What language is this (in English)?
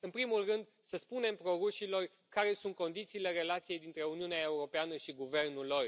Romanian